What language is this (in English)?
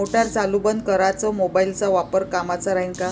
Marathi